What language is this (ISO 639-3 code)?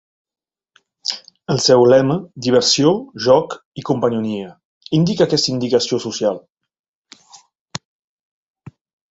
cat